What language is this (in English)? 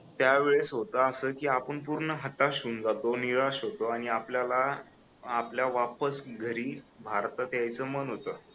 Marathi